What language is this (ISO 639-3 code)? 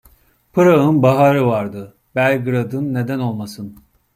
tur